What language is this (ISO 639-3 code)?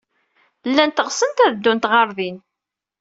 kab